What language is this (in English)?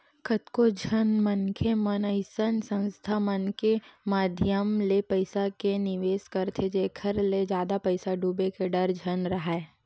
Chhattisgarhi